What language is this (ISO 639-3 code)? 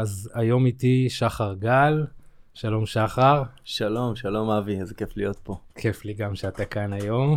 heb